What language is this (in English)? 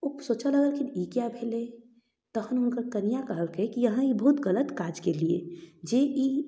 Maithili